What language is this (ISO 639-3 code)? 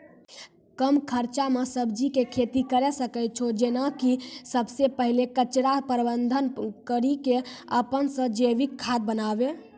mai